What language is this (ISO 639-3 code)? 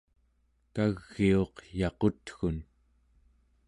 esu